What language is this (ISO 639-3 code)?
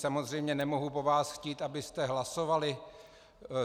ces